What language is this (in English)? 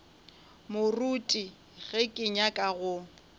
Northern Sotho